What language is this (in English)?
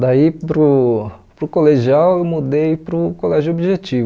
Portuguese